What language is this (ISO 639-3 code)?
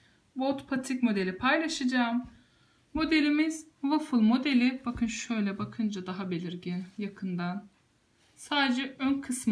tur